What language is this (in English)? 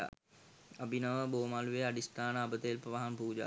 Sinhala